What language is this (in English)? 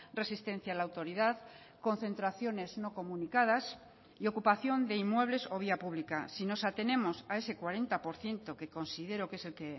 Spanish